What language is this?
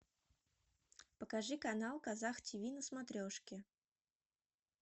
Russian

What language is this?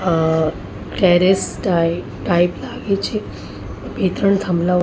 Gujarati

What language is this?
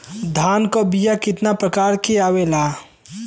Bhojpuri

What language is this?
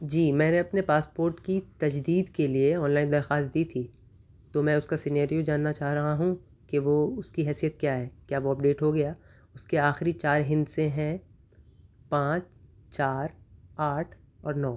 Urdu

